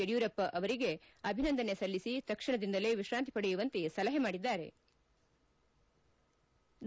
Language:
Kannada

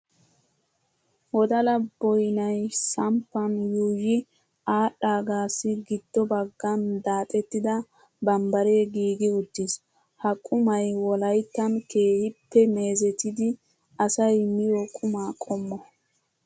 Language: Wolaytta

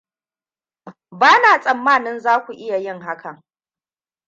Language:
Hausa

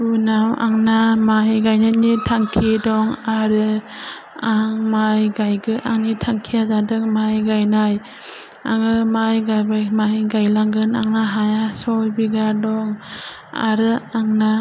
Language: Bodo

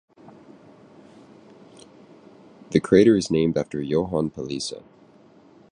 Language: English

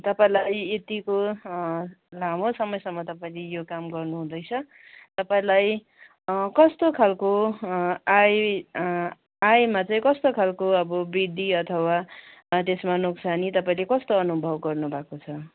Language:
Nepali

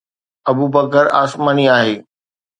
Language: Sindhi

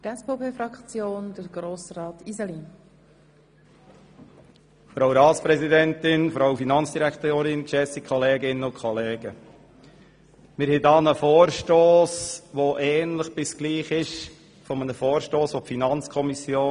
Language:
Swiss German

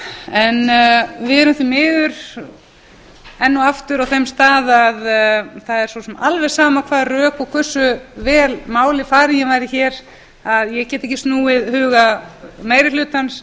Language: Icelandic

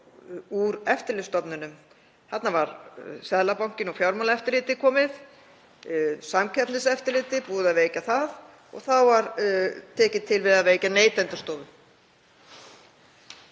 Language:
Icelandic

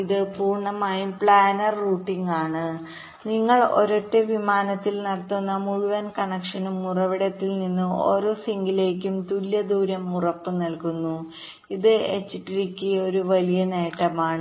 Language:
Malayalam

